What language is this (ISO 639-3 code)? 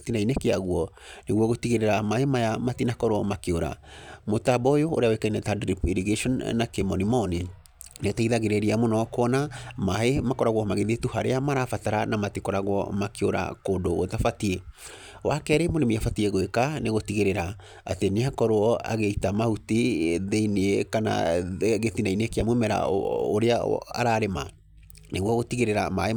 kik